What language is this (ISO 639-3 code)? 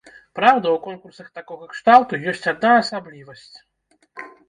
bel